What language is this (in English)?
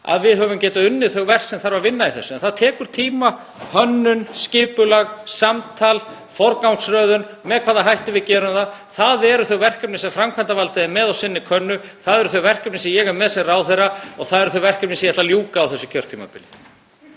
Icelandic